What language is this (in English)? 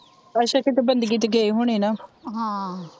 Punjabi